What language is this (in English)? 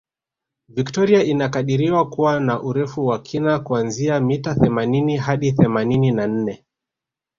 Swahili